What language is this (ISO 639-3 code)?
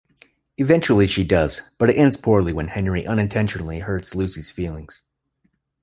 eng